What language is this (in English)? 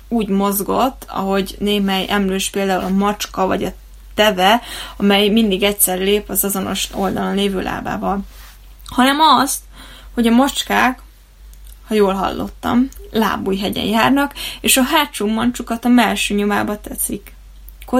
Hungarian